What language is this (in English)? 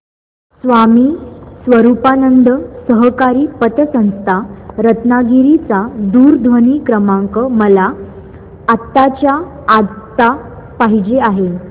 Marathi